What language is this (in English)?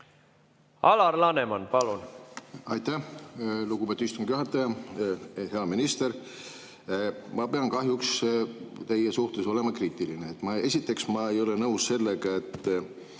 Estonian